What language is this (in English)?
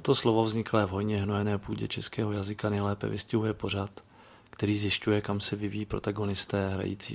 Czech